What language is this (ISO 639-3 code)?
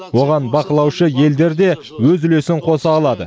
kaz